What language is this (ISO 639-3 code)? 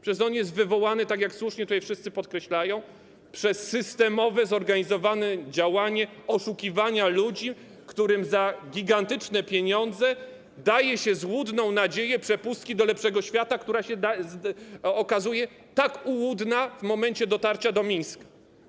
pol